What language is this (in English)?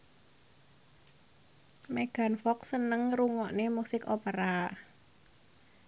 Javanese